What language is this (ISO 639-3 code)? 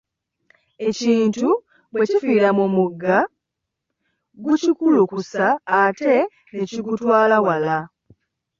lug